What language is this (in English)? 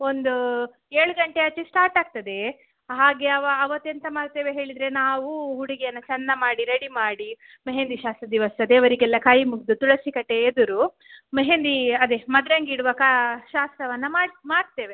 Kannada